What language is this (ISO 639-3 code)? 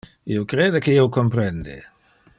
ina